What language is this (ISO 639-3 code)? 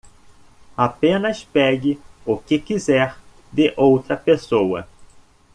por